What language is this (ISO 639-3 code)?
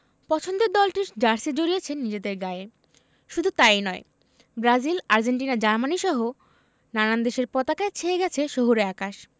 ben